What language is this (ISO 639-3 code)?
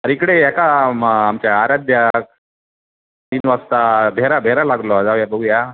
mar